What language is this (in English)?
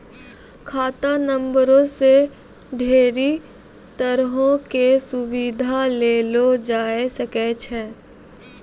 Maithili